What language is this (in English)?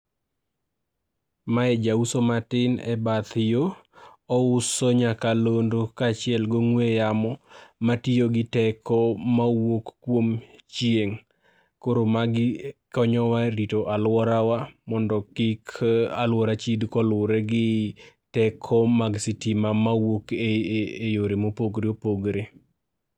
Luo (Kenya and Tanzania)